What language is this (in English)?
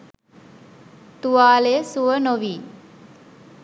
Sinhala